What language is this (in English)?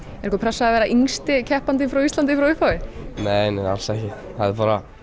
Icelandic